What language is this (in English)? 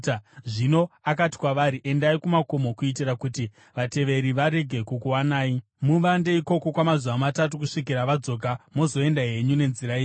Shona